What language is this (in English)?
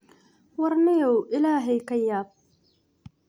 Somali